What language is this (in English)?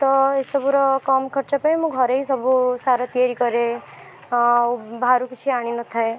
Odia